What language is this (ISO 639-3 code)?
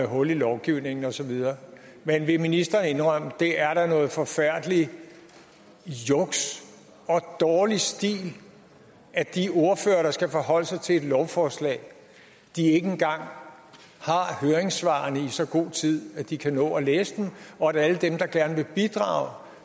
dan